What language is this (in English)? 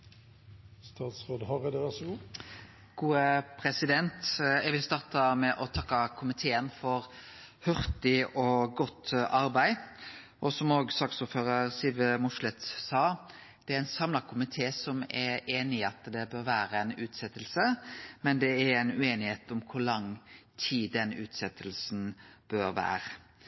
Norwegian Nynorsk